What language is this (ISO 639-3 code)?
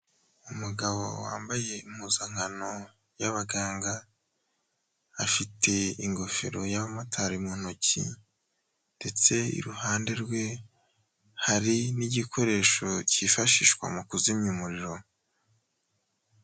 kin